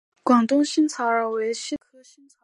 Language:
Chinese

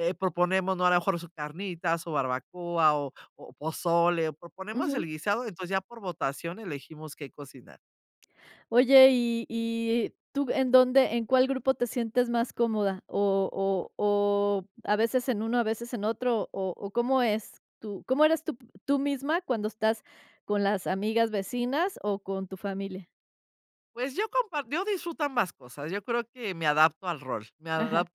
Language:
Spanish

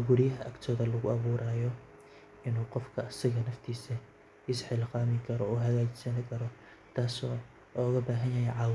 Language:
Somali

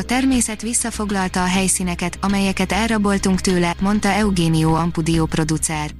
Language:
Hungarian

